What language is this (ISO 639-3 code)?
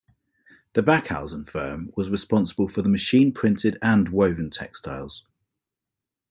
eng